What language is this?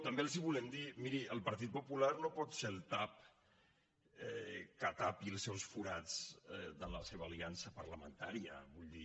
Catalan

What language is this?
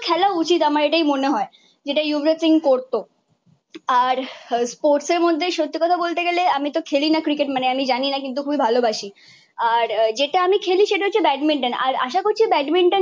Bangla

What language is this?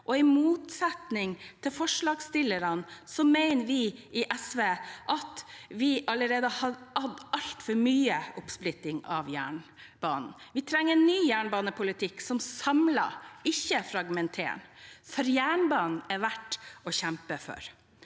Norwegian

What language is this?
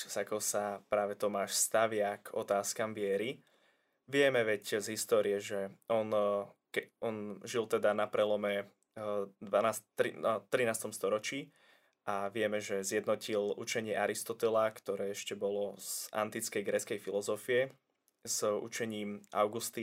Slovak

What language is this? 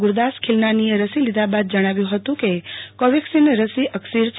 Gujarati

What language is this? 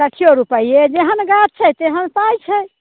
Maithili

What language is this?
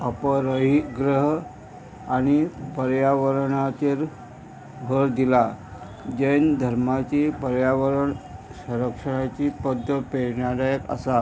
Konkani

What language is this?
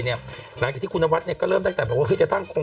Thai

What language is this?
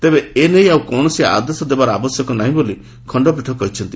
Odia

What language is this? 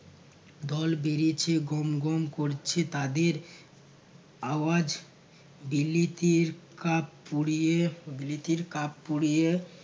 Bangla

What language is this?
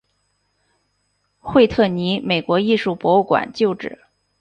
Chinese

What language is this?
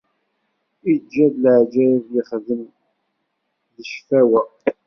Kabyle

